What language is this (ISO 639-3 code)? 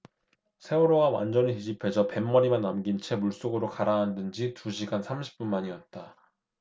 kor